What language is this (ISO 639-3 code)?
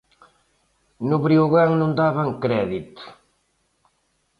glg